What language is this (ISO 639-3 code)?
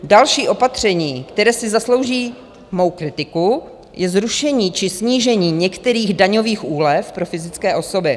ces